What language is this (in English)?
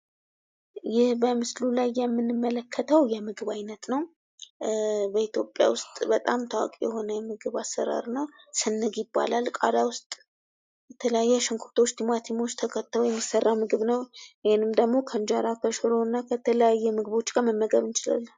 Amharic